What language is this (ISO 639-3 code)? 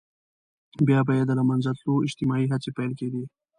pus